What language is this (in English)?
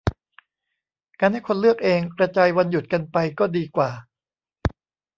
Thai